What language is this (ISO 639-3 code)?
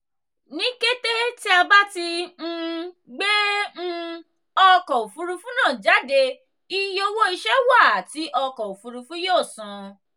yor